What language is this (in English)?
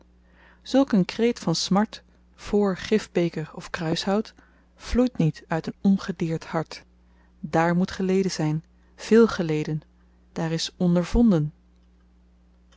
Dutch